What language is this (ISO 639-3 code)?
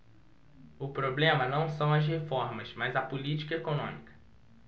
por